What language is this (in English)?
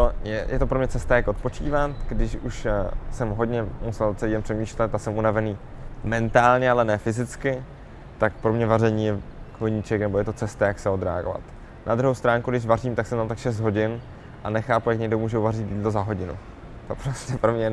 Czech